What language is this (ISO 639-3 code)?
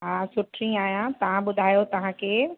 snd